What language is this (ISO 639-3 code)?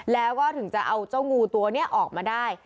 tha